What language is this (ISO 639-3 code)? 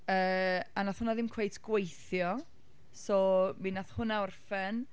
cym